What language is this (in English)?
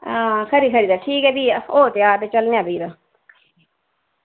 Dogri